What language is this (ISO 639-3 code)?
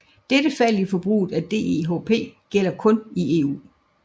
dan